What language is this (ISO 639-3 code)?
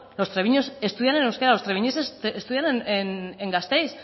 spa